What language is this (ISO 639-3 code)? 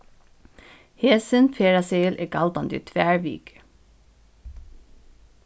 fao